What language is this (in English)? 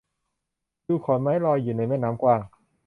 Thai